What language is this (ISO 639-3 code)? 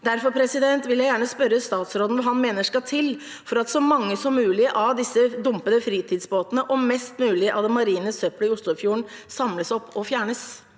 nor